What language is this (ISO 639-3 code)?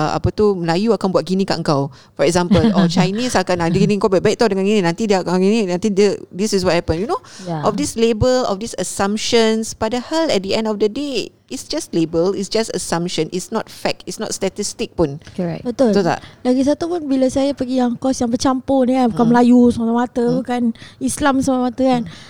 msa